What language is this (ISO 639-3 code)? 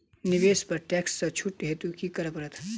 mai